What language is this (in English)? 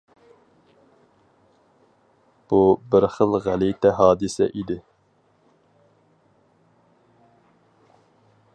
Uyghur